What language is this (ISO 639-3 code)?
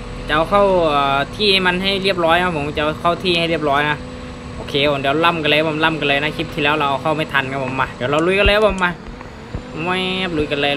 tha